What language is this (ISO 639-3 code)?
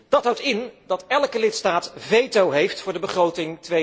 nld